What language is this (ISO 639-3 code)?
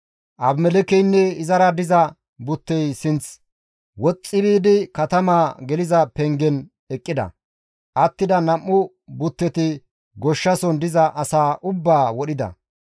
gmv